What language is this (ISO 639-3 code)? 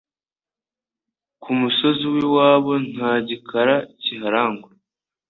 kin